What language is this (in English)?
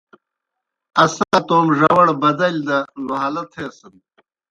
Kohistani Shina